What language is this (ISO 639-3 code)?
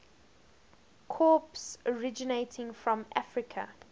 eng